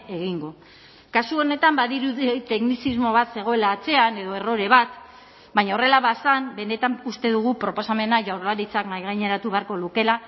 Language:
Basque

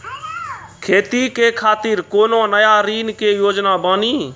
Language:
Maithili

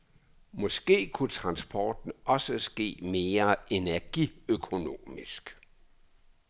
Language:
Danish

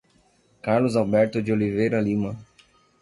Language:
Portuguese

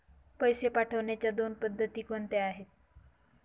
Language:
Marathi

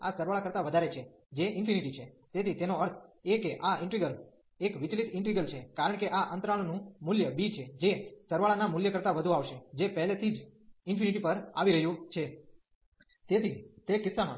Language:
Gujarati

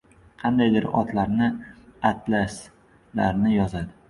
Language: Uzbek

